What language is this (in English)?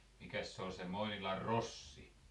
Finnish